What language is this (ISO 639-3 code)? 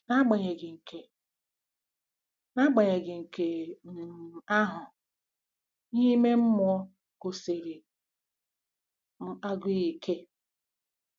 ibo